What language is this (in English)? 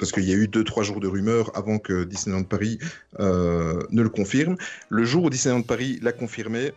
French